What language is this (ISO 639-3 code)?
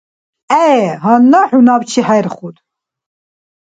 dar